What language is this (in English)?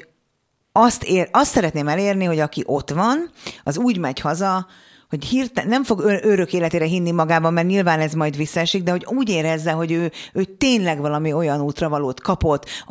Hungarian